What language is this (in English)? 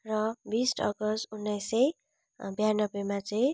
Nepali